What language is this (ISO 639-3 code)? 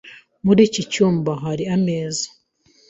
kin